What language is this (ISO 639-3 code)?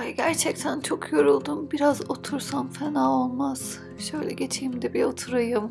tur